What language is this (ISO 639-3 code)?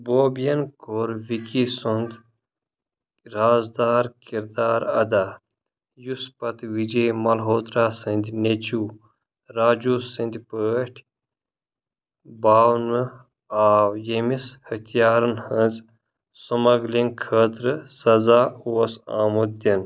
kas